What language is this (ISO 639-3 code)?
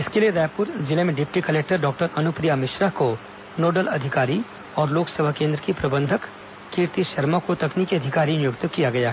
hin